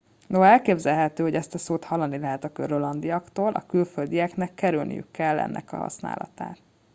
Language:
Hungarian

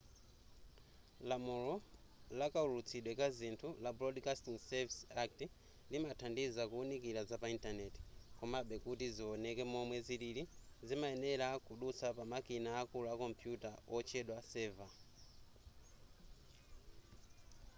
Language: Nyanja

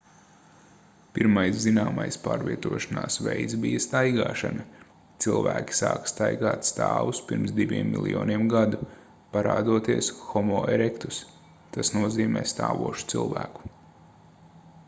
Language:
Latvian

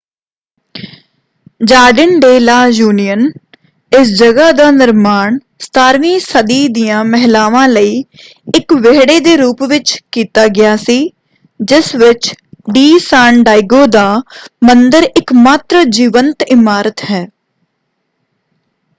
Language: Punjabi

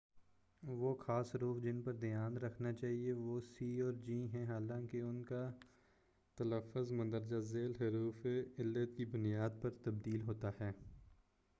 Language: Urdu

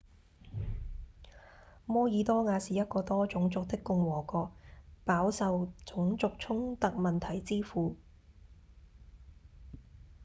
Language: Cantonese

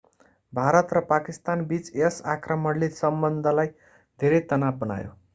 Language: Nepali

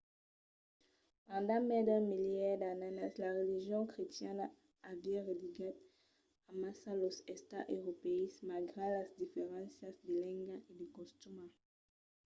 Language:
Occitan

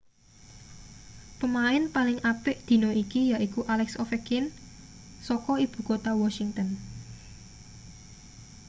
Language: Javanese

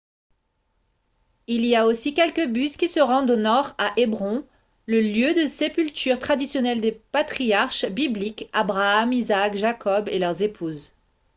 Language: French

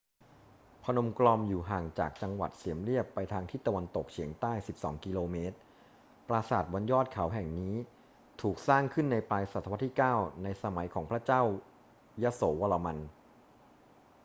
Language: Thai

